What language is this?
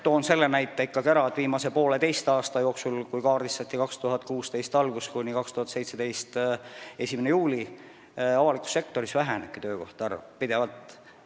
Estonian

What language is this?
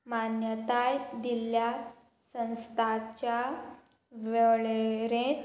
Konkani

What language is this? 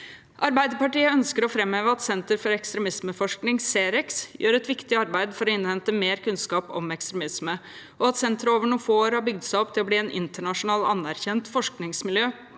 Norwegian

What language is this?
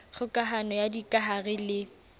Southern Sotho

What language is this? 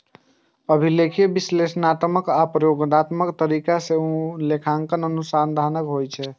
Maithili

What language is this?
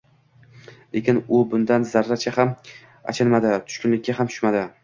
Uzbek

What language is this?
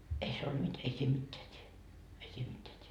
Finnish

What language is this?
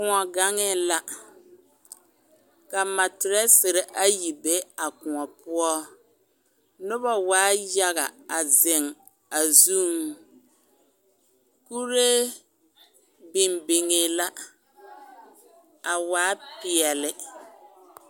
Southern Dagaare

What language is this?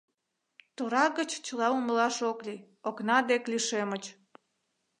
Mari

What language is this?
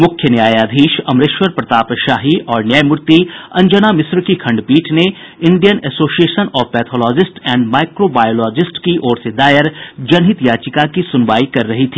Hindi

